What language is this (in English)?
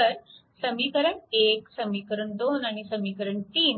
Marathi